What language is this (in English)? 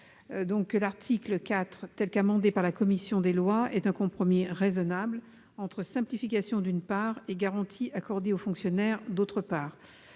French